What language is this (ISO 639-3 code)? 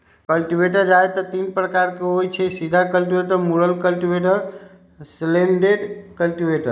mag